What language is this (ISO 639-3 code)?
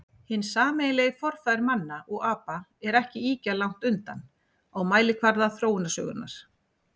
isl